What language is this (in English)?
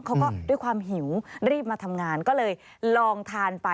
Thai